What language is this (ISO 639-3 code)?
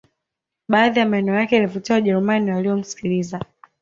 swa